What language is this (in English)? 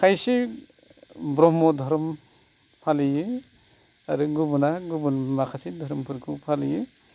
Bodo